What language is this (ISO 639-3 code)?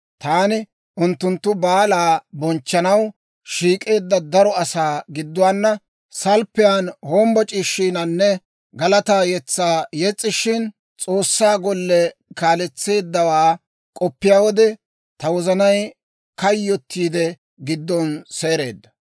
dwr